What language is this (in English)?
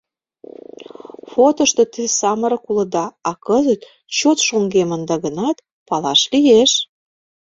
Mari